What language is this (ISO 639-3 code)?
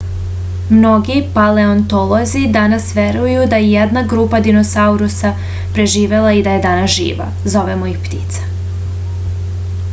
srp